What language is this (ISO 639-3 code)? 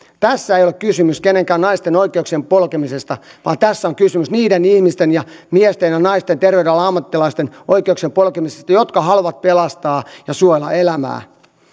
fin